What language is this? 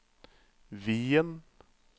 Norwegian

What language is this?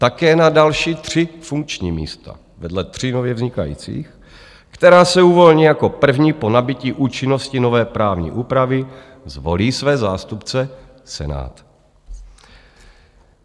Czech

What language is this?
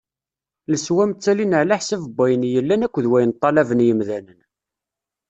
Kabyle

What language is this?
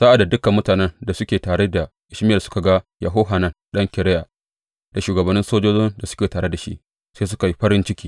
Hausa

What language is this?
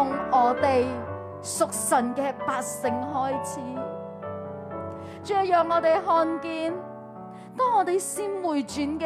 Chinese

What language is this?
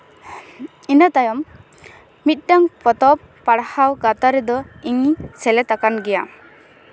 Santali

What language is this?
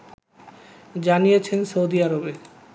Bangla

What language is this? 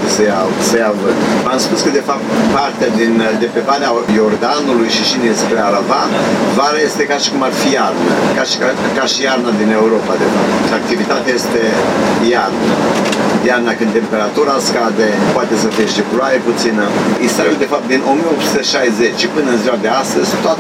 Romanian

